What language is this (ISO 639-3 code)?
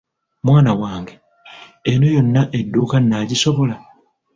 lug